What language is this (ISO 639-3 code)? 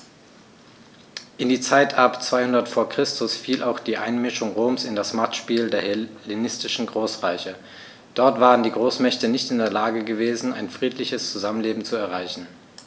deu